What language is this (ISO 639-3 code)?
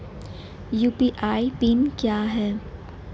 hin